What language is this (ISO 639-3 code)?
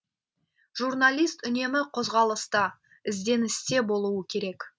kaz